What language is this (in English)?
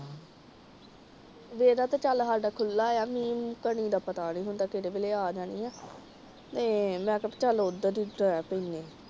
Punjabi